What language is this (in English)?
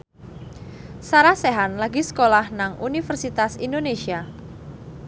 Javanese